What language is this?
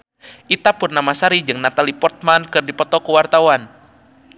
Sundanese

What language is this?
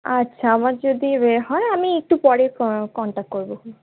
Bangla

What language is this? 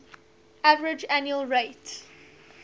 English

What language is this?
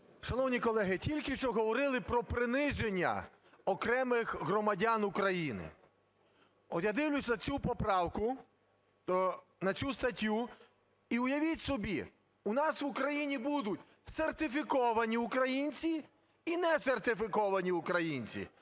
Ukrainian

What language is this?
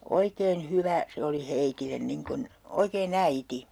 Finnish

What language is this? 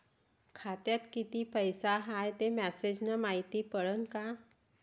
Marathi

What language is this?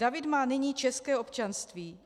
Czech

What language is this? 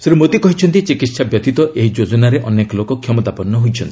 Odia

